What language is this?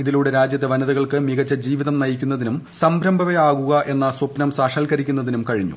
Malayalam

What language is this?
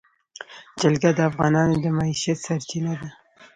Pashto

